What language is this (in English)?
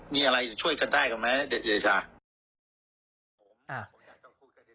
Thai